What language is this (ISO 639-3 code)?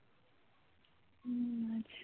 ben